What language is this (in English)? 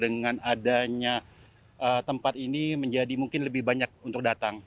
Indonesian